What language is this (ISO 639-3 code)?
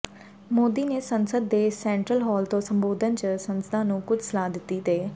pan